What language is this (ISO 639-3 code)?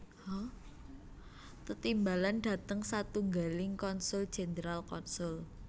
jav